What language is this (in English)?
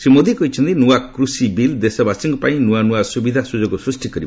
Odia